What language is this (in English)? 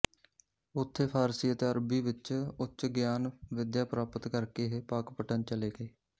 Punjabi